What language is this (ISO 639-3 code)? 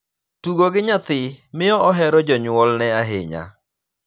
luo